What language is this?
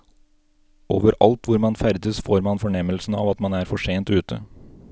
Norwegian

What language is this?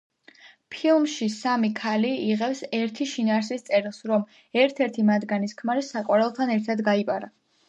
Georgian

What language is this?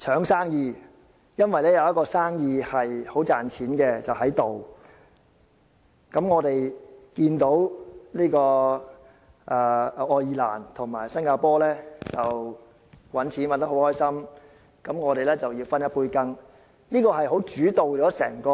Cantonese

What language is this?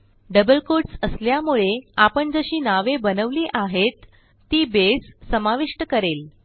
Marathi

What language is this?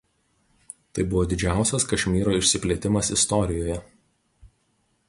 Lithuanian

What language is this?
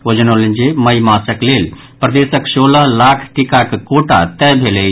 Maithili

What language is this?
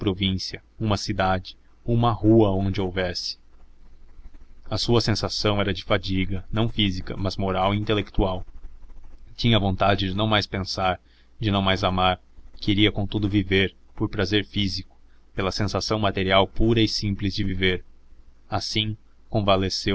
Portuguese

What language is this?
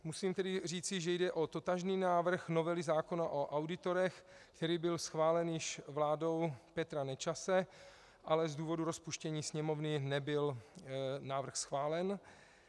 Czech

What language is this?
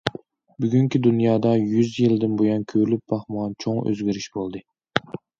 Uyghur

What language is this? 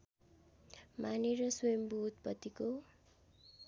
Nepali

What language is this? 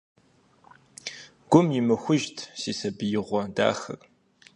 Kabardian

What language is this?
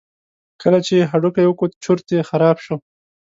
Pashto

